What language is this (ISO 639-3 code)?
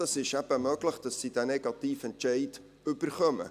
gsw